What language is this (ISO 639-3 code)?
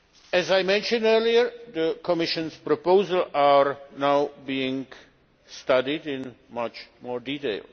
eng